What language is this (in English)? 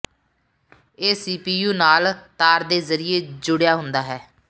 Punjabi